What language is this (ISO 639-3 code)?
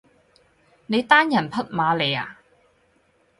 yue